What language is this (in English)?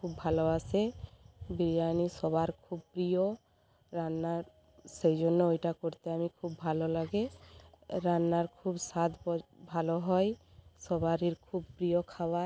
Bangla